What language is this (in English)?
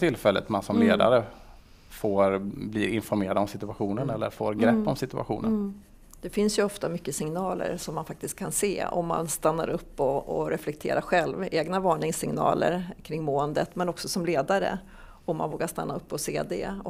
Swedish